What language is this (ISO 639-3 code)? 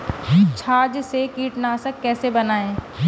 hin